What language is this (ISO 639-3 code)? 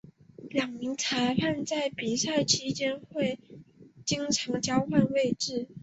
zho